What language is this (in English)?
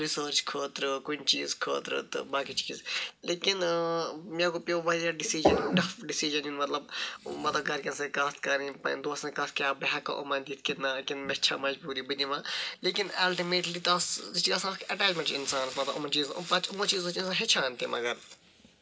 Kashmiri